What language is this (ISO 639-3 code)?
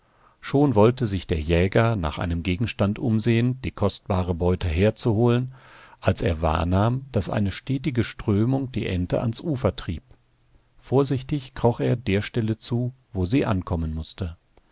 deu